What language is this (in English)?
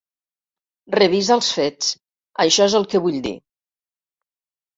Catalan